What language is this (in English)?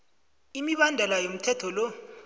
South Ndebele